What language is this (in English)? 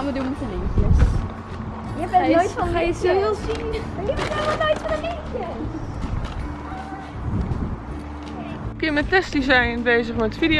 Dutch